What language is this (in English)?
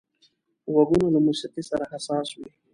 Pashto